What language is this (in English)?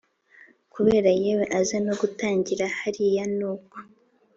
Kinyarwanda